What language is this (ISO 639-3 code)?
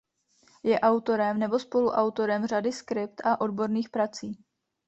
ces